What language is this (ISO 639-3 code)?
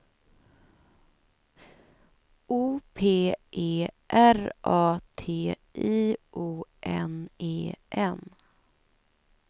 swe